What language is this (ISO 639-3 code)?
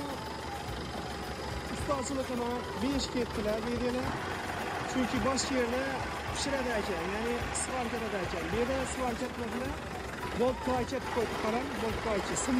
tur